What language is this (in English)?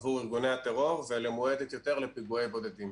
Hebrew